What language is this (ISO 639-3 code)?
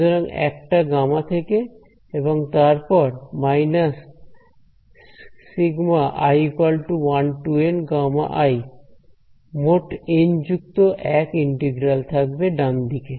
ben